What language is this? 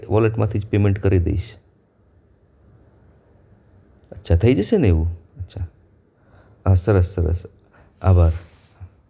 Gujarati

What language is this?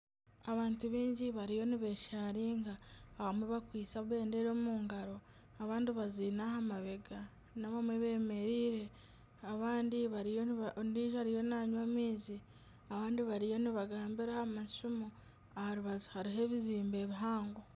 Nyankole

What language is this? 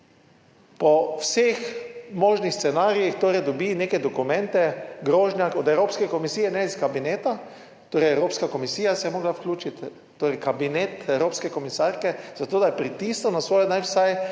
Slovenian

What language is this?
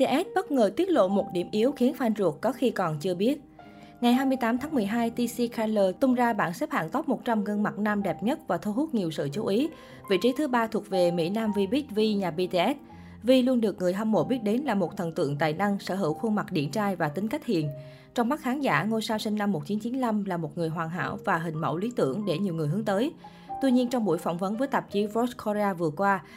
Vietnamese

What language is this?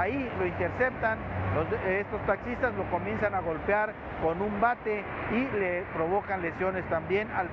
Spanish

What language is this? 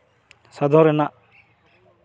Santali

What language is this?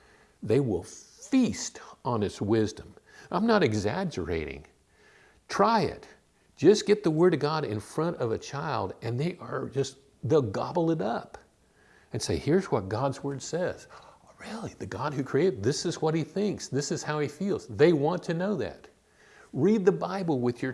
English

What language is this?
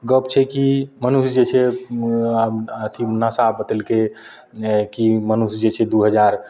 Maithili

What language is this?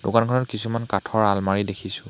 Assamese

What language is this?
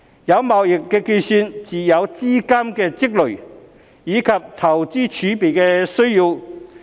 Cantonese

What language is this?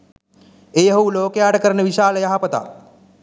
Sinhala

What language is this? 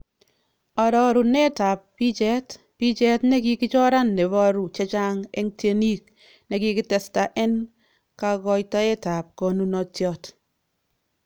Kalenjin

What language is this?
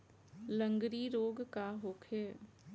Bhojpuri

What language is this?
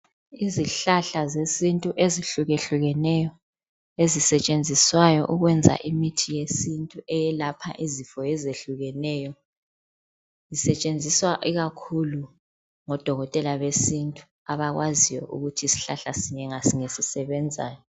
North Ndebele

